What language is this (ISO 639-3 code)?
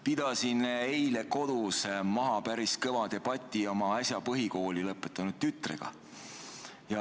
est